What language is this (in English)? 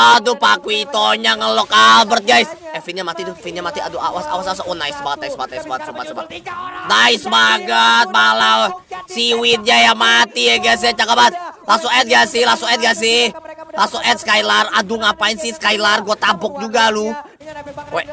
Indonesian